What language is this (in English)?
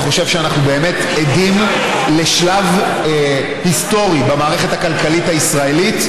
Hebrew